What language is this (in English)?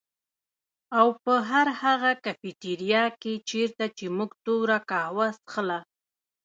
Pashto